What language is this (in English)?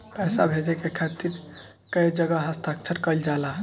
Bhojpuri